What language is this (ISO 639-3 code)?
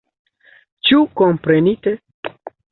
epo